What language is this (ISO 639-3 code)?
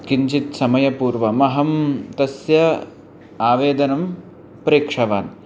san